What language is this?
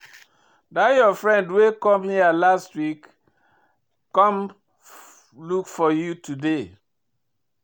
Nigerian Pidgin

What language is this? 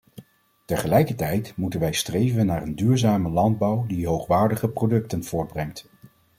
Dutch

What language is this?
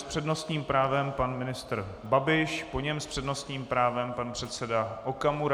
Czech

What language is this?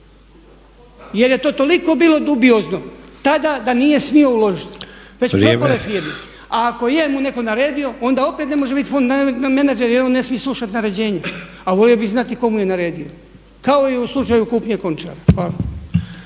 Croatian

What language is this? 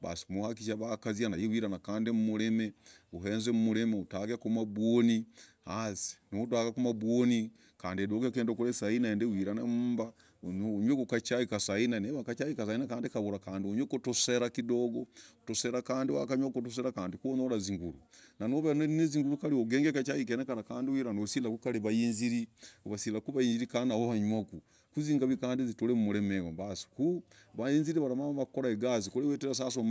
Logooli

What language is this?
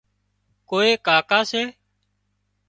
Wadiyara Koli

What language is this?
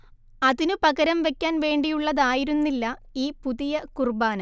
Malayalam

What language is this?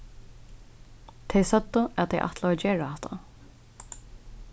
Faroese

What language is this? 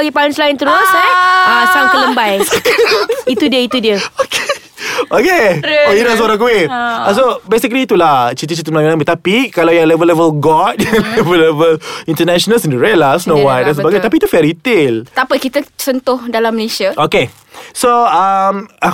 Malay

